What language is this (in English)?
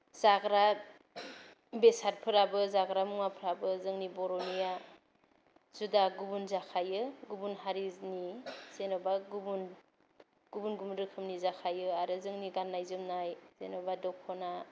Bodo